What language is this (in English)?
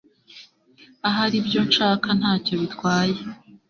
Kinyarwanda